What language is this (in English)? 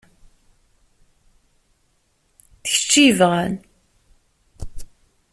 Kabyle